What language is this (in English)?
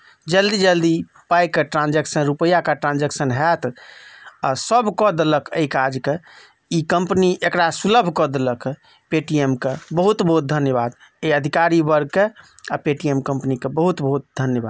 Maithili